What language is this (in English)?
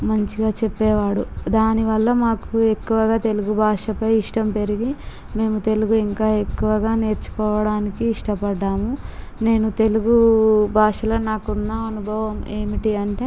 Telugu